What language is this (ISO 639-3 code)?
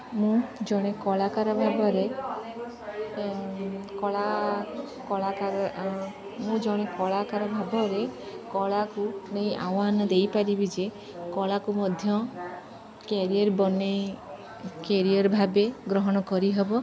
ori